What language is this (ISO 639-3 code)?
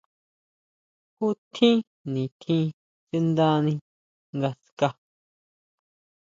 mau